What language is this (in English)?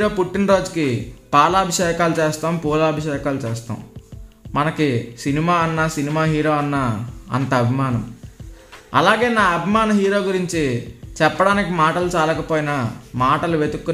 Telugu